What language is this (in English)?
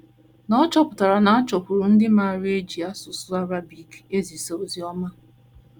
Igbo